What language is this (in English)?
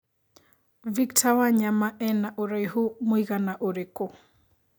Kikuyu